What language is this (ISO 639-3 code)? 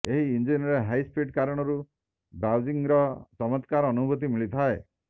ori